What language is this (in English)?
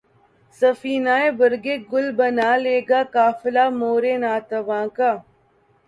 Urdu